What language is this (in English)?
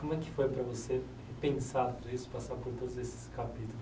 Portuguese